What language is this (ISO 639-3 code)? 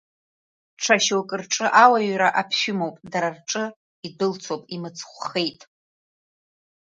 abk